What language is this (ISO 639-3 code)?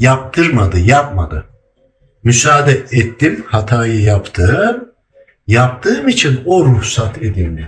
tur